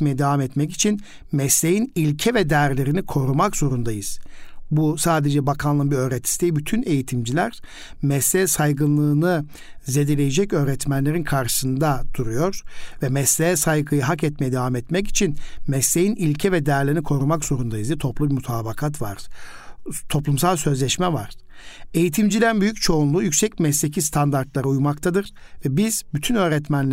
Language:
Turkish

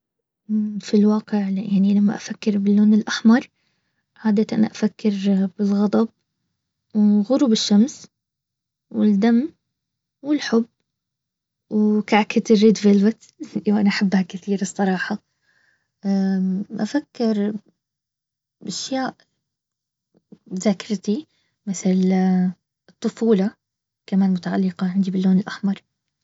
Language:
Baharna Arabic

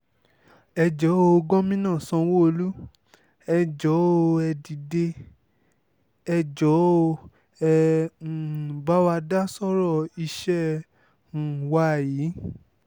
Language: Yoruba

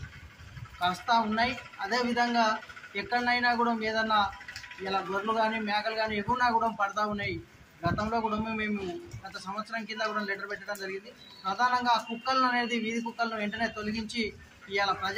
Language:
Telugu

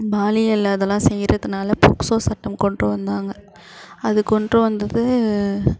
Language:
Tamil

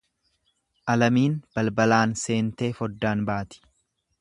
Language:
Oromo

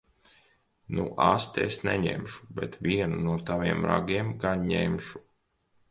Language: Latvian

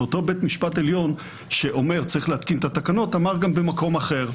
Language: Hebrew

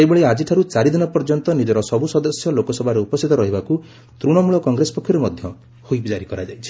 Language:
Odia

